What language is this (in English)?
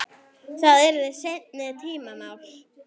Icelandic